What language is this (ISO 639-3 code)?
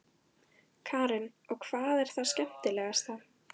isl